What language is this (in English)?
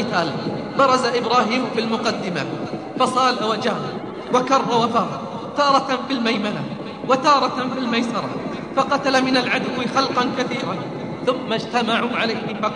Arabic